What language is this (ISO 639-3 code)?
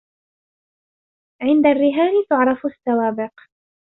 ara